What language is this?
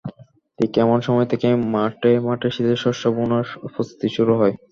Bangla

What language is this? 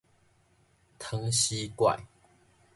Min Nan Chinese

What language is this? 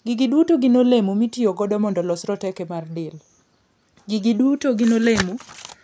Luo (Kenya and Tanzania)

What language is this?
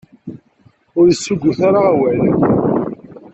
Kabyle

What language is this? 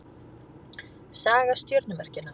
Icelandic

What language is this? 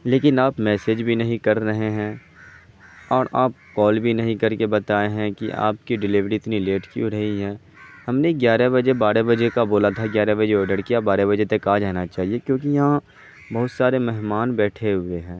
Urdu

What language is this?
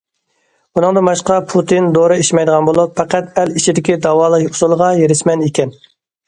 Uyghur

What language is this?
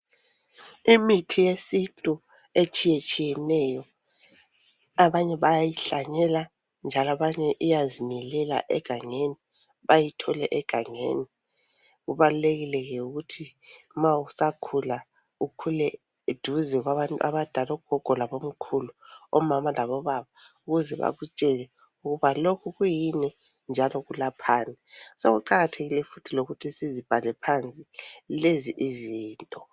North Ndebele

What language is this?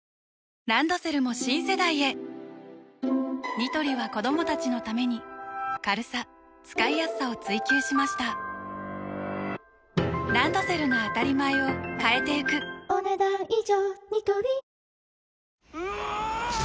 Japanese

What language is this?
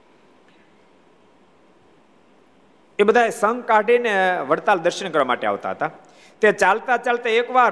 Gujarati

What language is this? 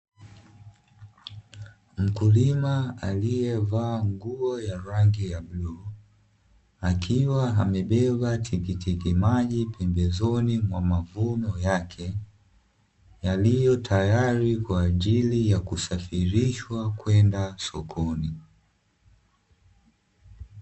Swahili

